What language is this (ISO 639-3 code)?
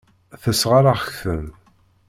kab